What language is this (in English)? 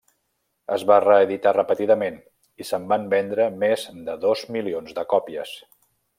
Catalan